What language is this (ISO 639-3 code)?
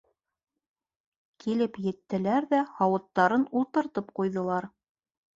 bak